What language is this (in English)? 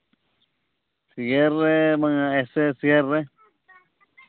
Santali